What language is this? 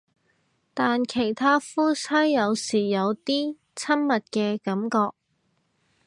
Cantonese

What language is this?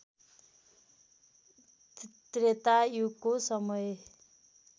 Nepali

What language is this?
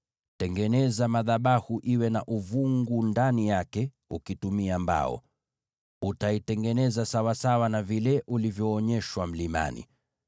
Swahili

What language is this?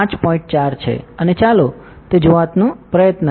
Gujarati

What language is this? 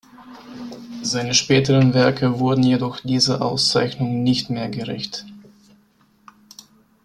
German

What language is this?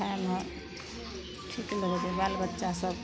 Maithili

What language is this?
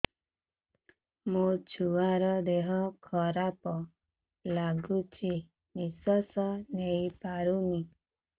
Odia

